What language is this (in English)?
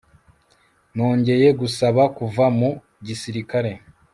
Kinyarwanda